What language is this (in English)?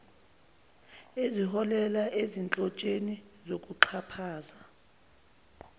Zulu